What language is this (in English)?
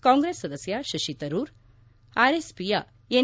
Kannada